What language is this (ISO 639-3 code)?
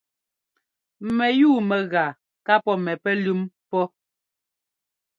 jgo